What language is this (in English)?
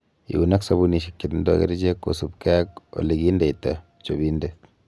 Kalenjin